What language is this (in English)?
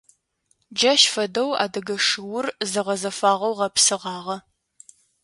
Adyghe